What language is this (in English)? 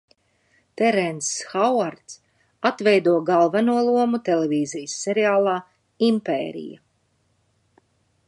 Latvian